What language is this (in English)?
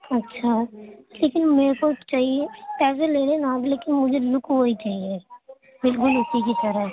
Urdu